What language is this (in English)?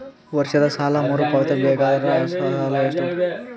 Kannada